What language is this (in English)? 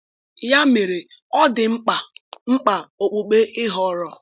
Igbo